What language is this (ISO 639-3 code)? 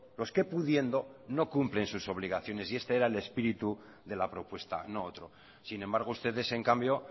spa